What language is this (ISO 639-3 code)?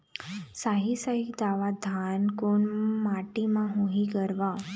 hne